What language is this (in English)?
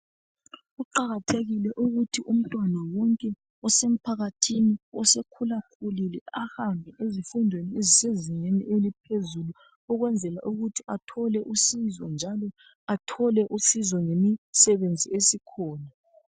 North Ndebele